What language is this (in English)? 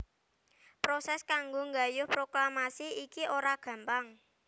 Javanese